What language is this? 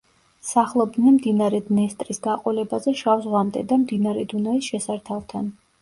Georgian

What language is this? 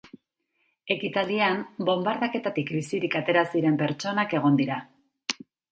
Basque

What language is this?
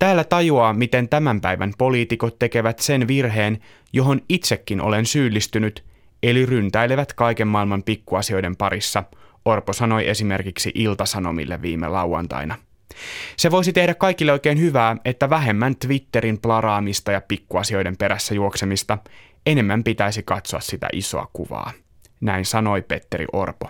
Finnish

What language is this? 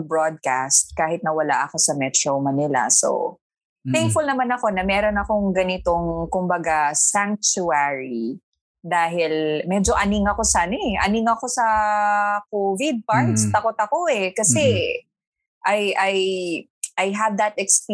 Filipino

